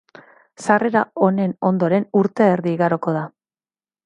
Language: Basque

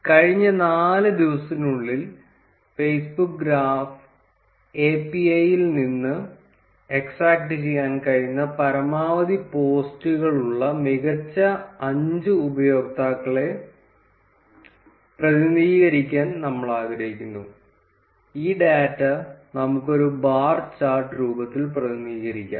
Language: Malayalam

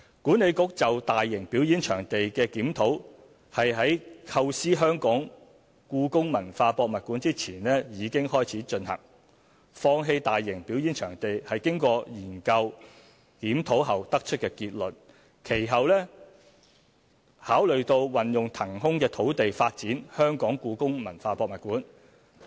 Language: Cantonese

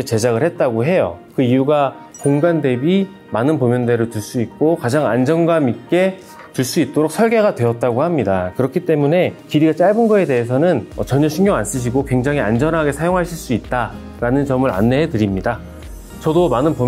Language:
Korean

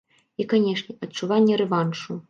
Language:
Belarusian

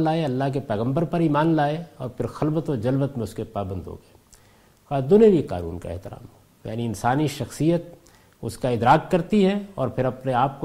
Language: Urdu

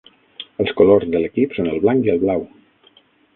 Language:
Catalan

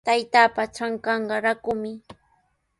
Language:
Sihuas Ancash Quechua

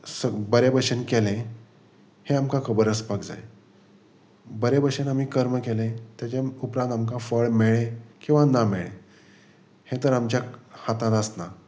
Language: Konkani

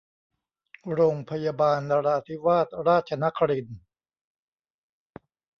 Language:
Thai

